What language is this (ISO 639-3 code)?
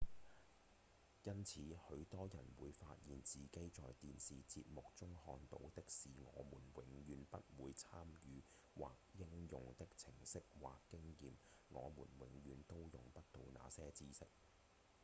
yue